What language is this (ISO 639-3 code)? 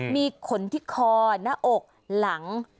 tha